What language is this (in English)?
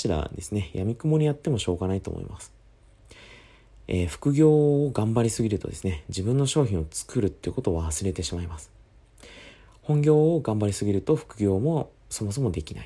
Japanese